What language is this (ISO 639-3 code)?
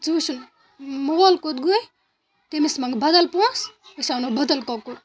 kas